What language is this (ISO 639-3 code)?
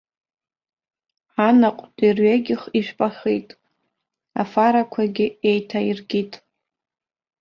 abk